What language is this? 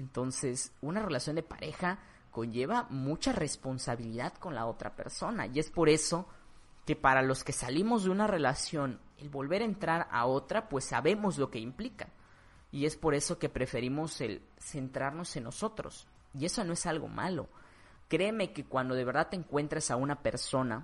Spanish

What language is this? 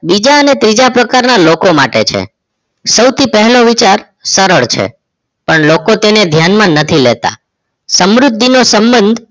Gujarati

